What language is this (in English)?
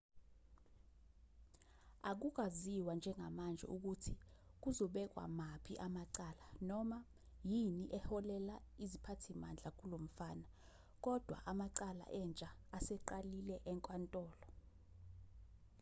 Zulu